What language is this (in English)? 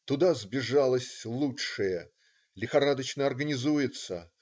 Russian